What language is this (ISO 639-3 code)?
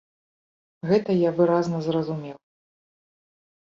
bel